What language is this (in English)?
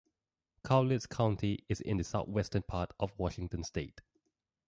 English